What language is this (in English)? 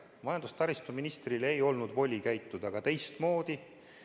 Estonian